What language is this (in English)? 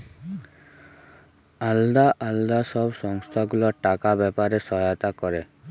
Bangla